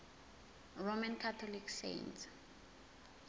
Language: Zulu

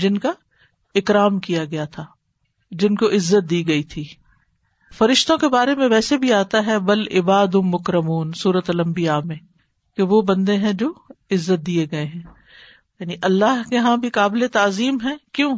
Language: Urdu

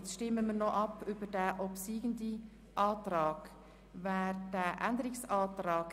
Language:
Swiss German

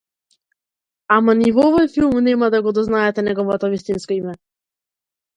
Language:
Macedonian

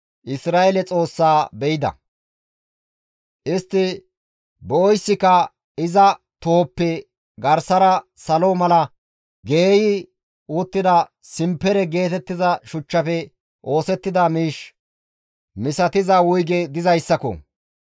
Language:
Gamo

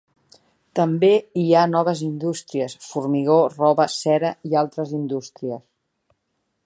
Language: Catalan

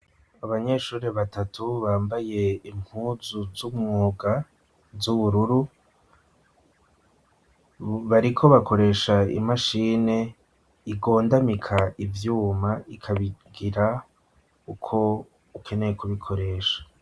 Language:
Rundi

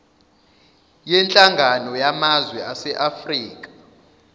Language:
Zulu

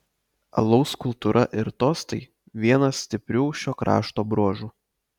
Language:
Lithuanian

